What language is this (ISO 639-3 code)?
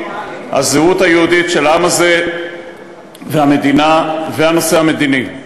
heb